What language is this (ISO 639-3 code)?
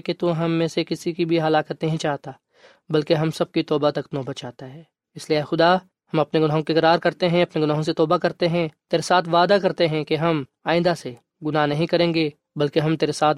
urd